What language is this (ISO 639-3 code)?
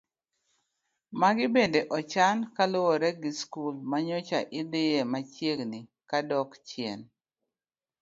luo